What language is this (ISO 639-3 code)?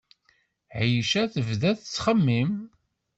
kab